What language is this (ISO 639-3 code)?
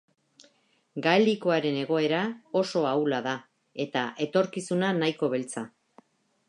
eus